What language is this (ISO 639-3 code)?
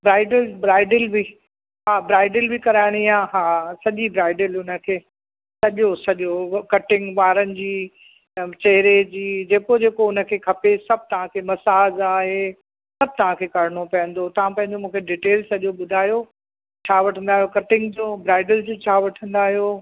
snd